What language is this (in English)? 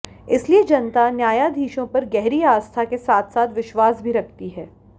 Hindi